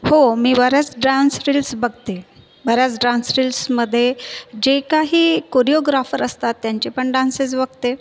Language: Marathi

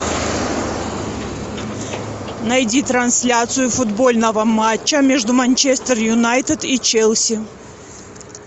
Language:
Russian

